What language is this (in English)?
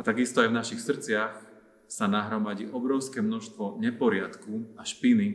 Slovak